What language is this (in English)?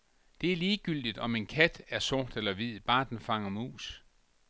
Danish